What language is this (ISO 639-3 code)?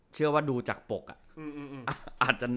tha